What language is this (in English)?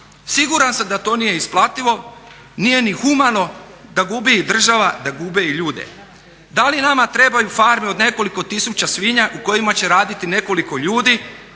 Croatian